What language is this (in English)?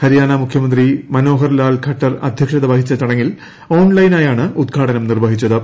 Malayalam